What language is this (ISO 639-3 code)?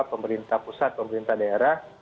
ind